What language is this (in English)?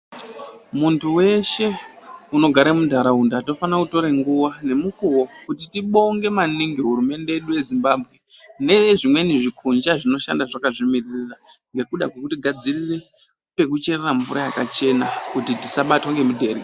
Ndau